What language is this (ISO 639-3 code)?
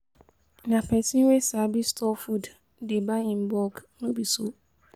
pcm